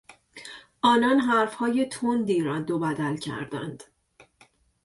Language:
Persian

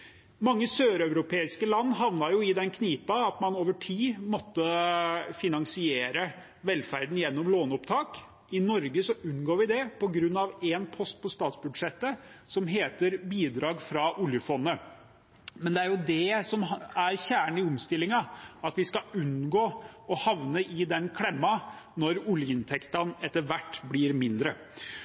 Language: Norwegian Bokmål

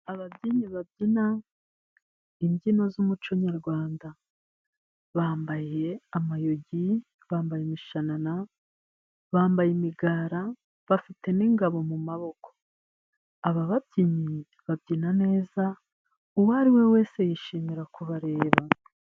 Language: Kinyarwanda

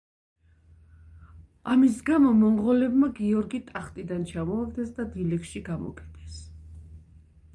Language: Georgian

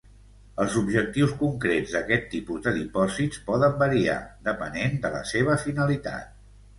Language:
Catalan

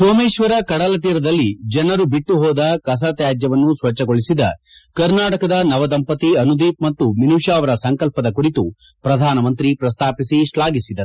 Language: Kannada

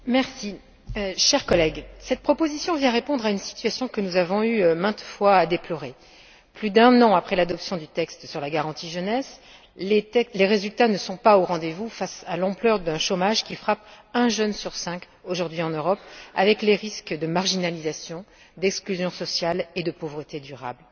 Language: French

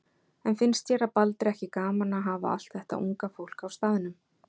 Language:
Icelandic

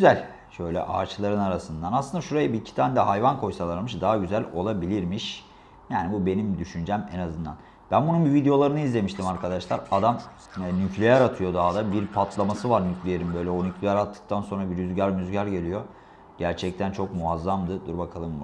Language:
Turkish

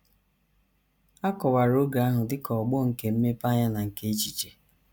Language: Igbo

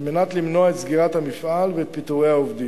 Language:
Hebrew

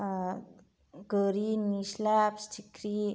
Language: Bodo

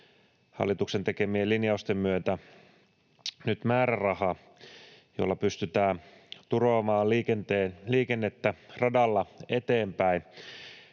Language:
Finnish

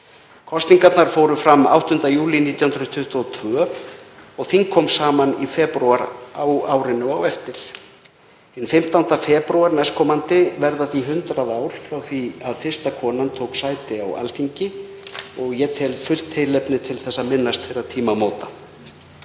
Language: Icelandic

